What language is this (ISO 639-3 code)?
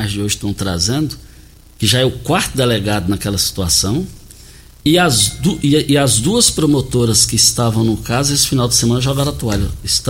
por